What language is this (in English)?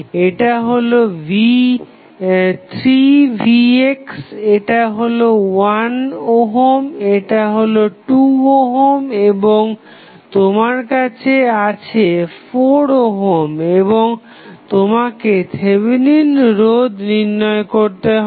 Bangla